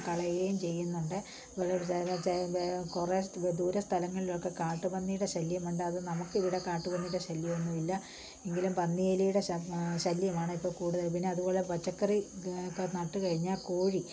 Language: Malayalam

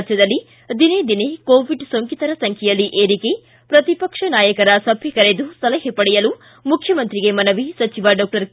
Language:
Kannada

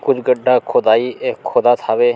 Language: Chhattisgarhi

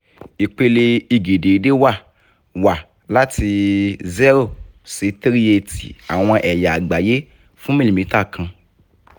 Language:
Yoruba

